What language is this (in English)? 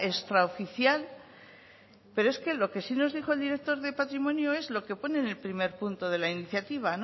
Spanish